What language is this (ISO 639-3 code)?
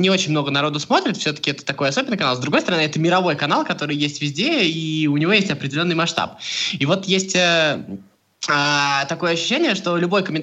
rus